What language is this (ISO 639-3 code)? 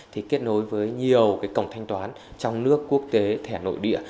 vie